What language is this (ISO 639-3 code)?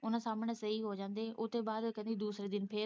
pan